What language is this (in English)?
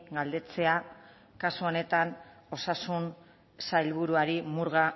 Basque